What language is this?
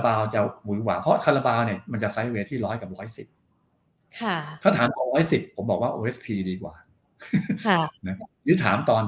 Thai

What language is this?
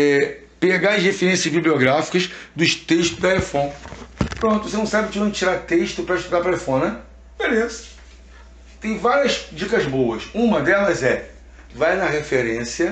Portuguese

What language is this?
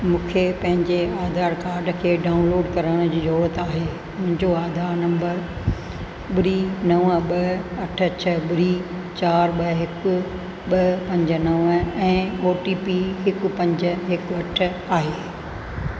Sindhi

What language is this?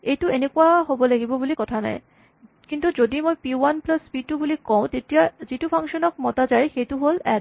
Assamese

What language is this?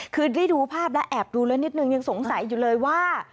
Thai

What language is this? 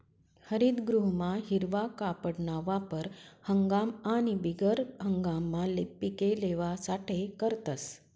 Marathi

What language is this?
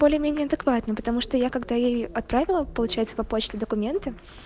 Russian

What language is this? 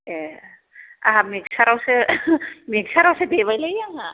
Bodo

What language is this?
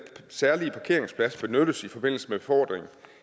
Danish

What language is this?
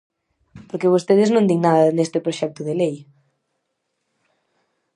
Galician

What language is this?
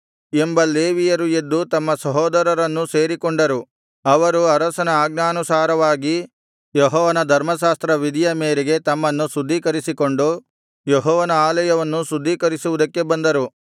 Kannada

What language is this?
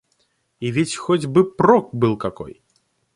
Russian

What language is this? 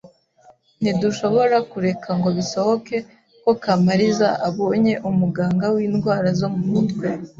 Kinyarwanda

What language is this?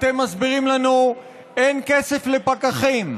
Hebrew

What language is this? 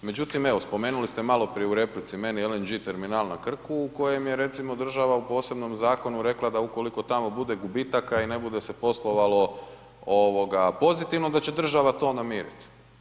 Croatian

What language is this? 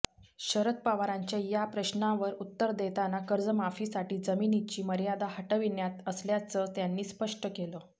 Marathi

